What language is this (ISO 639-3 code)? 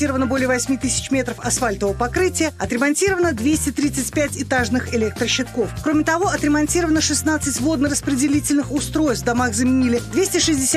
rus